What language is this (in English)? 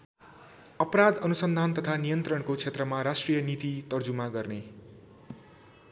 Nepali